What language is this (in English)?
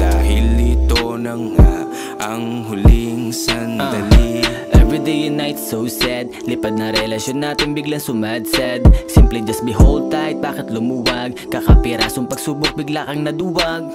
Indonesian